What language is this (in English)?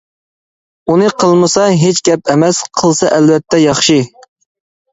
Uyghur